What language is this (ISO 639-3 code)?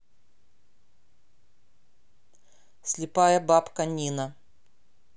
rus